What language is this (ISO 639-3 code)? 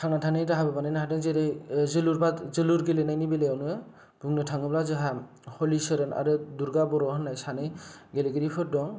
brx